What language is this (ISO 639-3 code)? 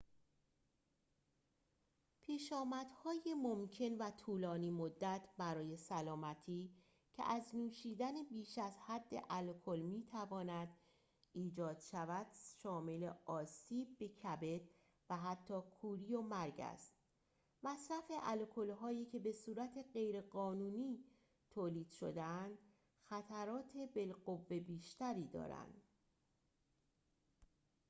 fas